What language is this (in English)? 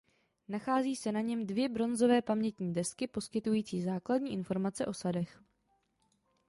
Czech